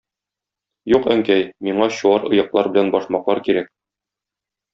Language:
Tatar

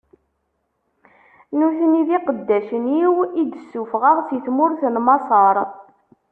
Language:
Kabyle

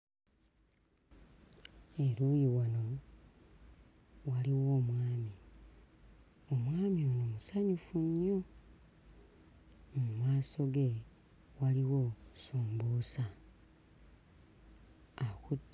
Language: Ganda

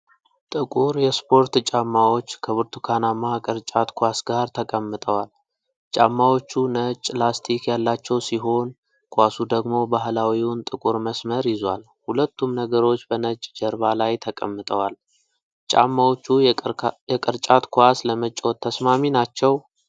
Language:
Amharic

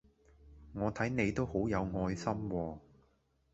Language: Cantonese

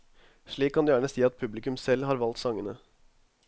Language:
Norwegian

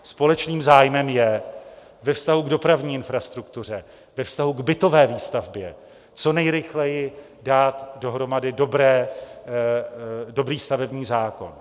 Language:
Czech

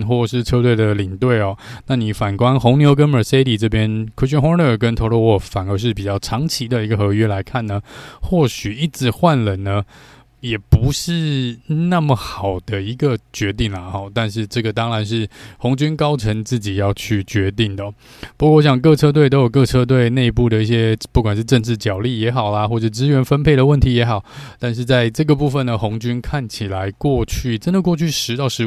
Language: Chinese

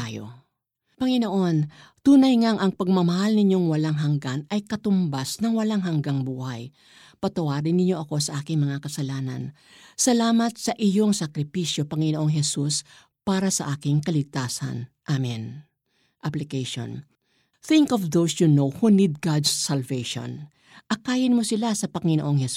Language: Filipino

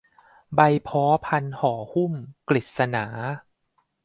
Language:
Thai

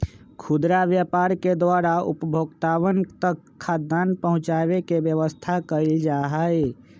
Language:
Magahi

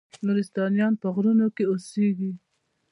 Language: Pashto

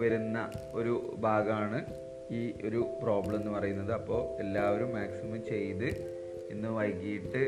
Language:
Malayalam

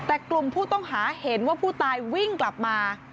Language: Thai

